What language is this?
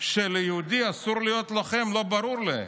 Hebrew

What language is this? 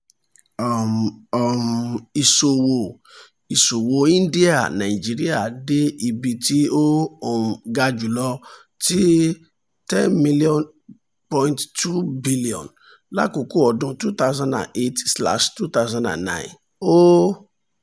Yoruba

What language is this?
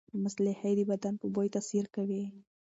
Pashto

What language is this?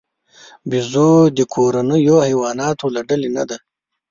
Pashto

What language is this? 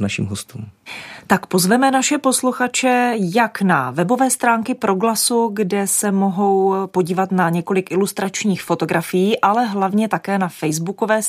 Czech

